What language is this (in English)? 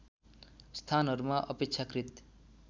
Nepali